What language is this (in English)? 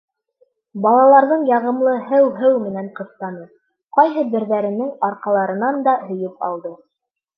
Bashkir